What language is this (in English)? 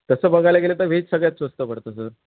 Marathi